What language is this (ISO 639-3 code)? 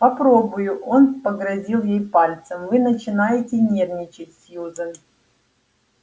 rus